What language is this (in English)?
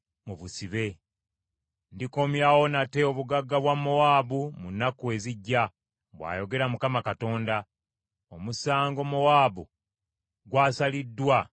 Ganda